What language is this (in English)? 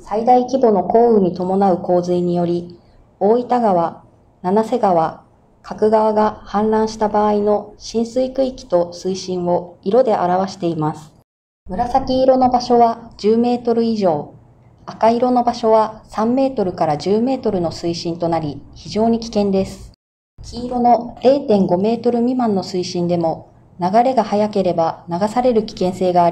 Japanese